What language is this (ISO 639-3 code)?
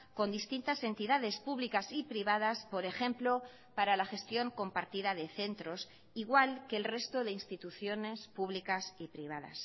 spa